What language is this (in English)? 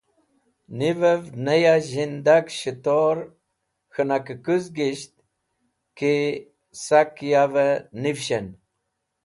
Wakhi